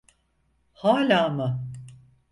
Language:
Turkish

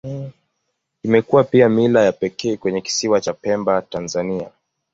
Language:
Swahili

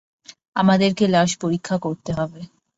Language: Bangla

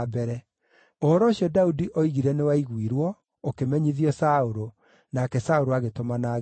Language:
Kikuyu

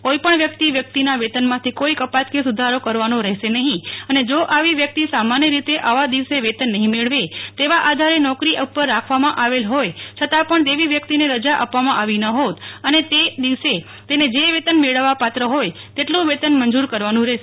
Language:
Gujarati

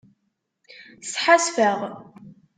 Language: Kabyle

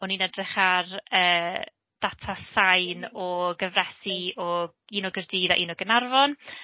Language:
Welsh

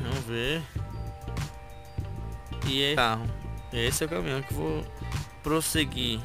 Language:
Portuguese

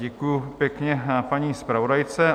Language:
Czech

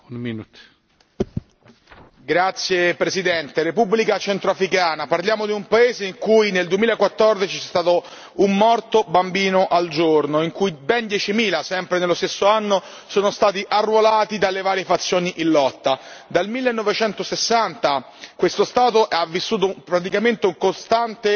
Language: Italian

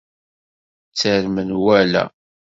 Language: Kabyle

